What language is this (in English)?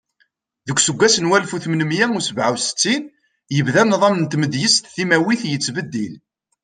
Kabyle